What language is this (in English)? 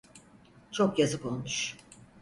Turkish